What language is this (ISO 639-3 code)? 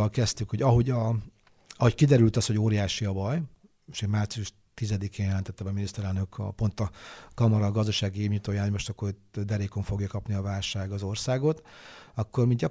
hun